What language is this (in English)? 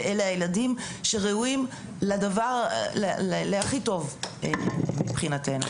Hebrew